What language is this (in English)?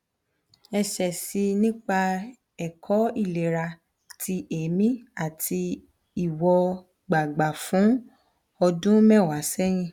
Yoruba